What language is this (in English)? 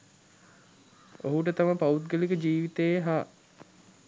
Sinhala